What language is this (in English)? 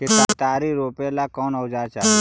Magahi